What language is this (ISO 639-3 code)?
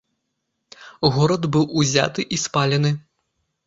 bel